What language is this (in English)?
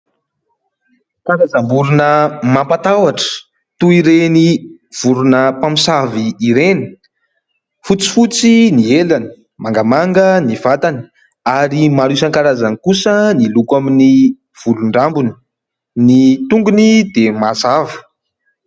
Malagasy